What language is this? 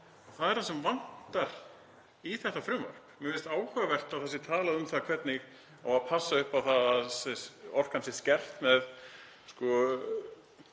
Icelandic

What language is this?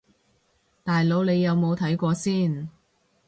Cantonese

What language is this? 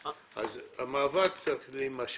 Hebrew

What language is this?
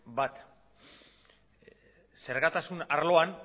Basque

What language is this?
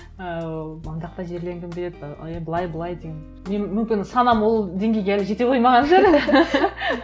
Kazakh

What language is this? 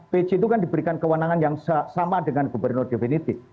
Indonesian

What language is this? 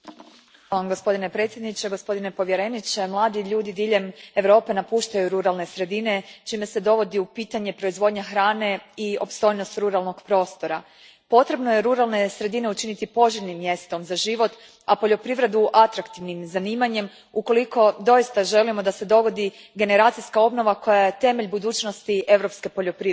Croatian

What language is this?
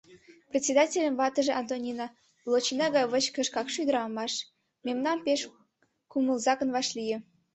Mari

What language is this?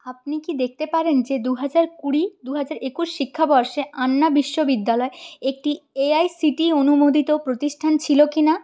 Bangla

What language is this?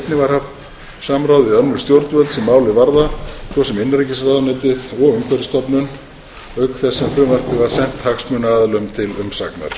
Icelandic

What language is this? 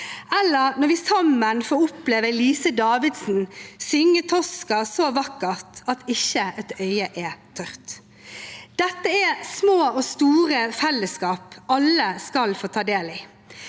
Norwegian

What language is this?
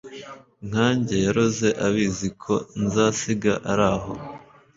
Kinyarwanda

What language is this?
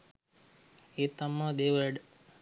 Sinhala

